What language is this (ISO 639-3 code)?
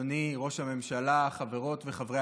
heb